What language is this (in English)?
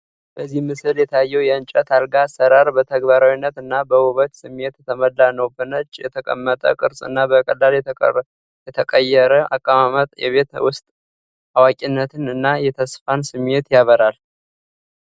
Amharic